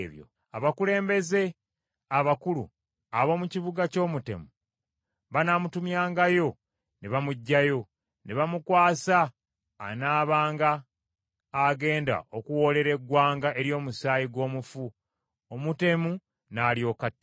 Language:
Ganda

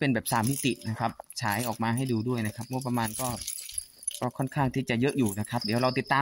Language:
Thai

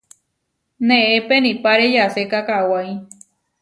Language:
Huarijio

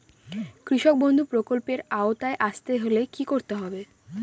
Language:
Bangla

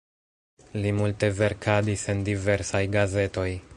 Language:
Esperanto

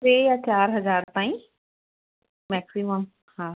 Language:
Sindhi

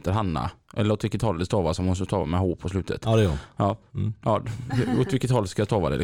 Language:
Swedish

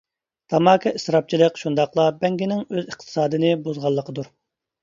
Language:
Uyghur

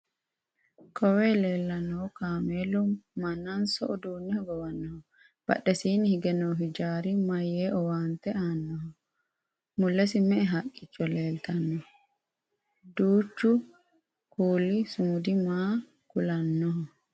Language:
Sidamo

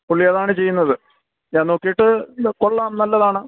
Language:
Malayalam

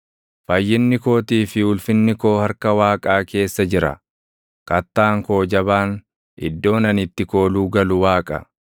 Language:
Oromo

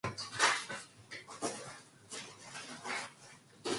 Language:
Korean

